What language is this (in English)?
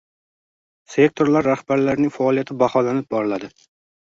Uzbek